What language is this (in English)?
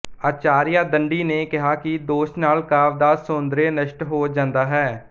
Punjabi